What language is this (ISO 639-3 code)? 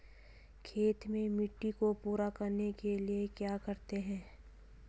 hin